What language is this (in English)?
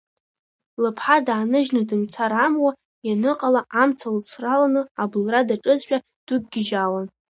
Abkhazian